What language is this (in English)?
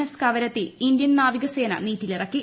Malayalam